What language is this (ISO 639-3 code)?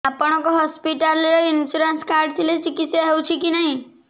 ori